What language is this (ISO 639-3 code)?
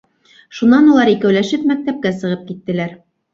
bak